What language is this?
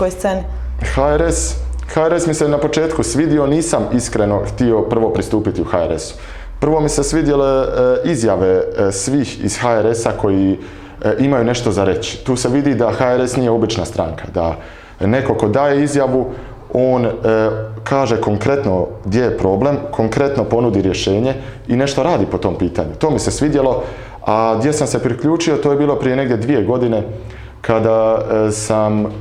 Croatian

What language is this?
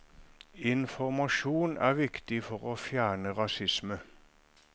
Norwegian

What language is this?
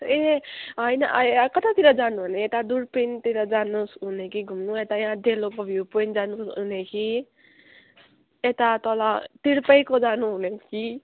Nepali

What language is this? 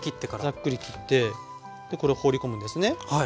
Japanese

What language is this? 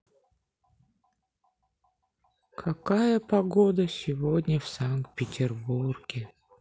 Russian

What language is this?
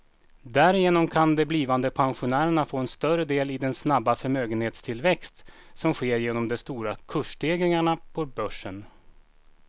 Swedish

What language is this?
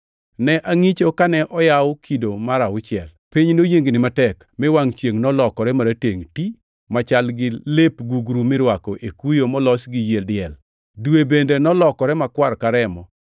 Luo (Kenya and Tanzania)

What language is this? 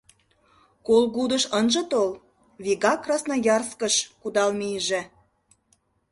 Mari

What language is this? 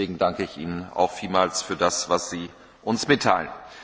German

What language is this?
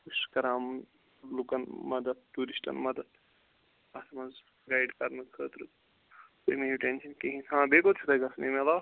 Kashmiri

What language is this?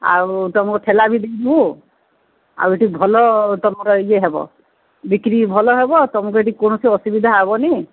Odia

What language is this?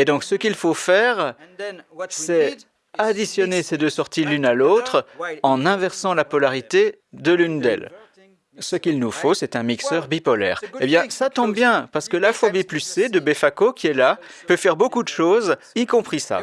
French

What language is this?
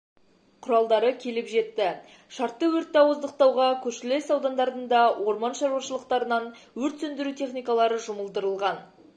Kazakh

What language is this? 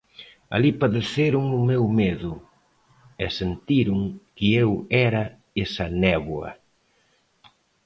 Galician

